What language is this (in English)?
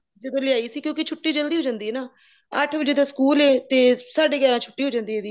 Punjabi